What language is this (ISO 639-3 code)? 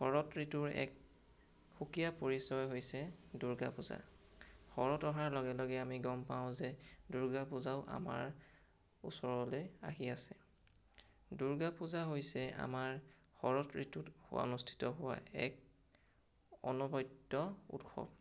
asm